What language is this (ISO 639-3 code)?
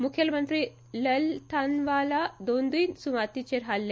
kok